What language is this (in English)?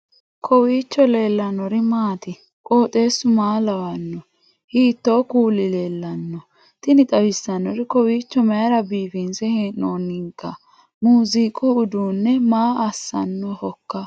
Sidamo